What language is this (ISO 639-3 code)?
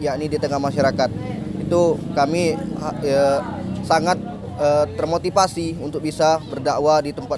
ind